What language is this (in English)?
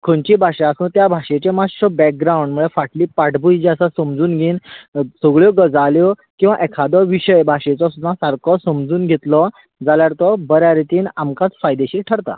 Konkani